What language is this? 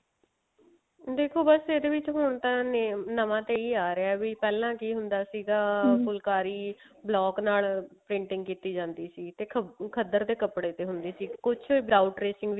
Punjabi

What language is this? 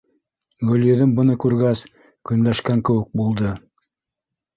Bashkir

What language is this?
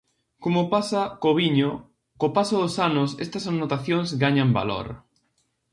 Galician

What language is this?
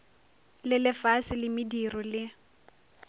Northern Sotho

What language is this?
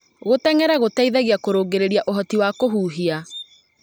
Kikuyu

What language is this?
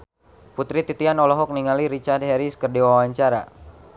Sundanese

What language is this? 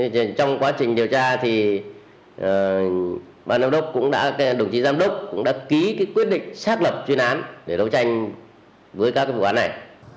Vietnamese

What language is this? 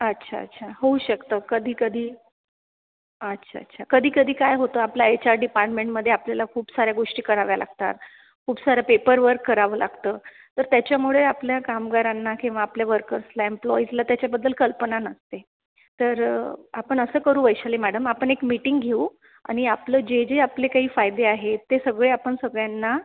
Marathi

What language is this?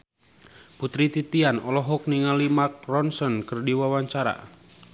Sundanese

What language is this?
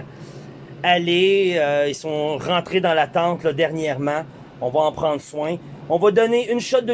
French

